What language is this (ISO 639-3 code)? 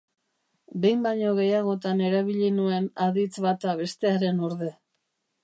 eus